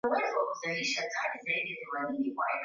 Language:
Swahili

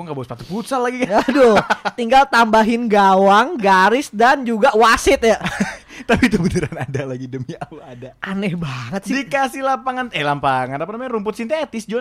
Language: Indonesian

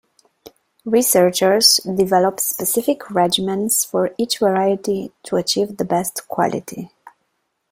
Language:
English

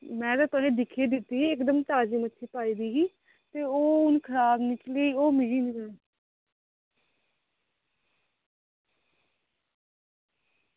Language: Dogri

